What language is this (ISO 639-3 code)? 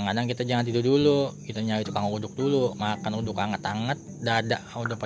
ind